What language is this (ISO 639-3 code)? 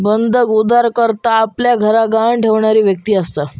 mar